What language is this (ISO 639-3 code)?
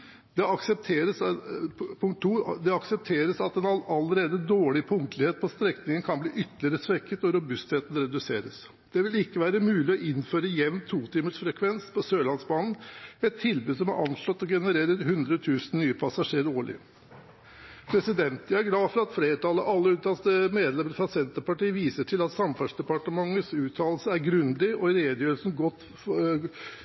nob